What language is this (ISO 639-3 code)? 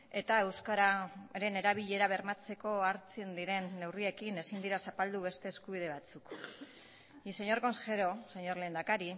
eus